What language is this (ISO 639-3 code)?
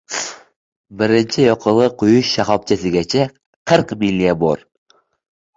uzb